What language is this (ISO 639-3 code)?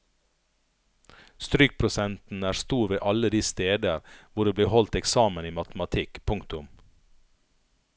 nor